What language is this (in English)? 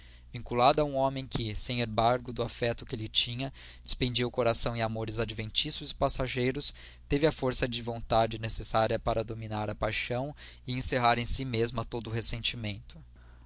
Portuguese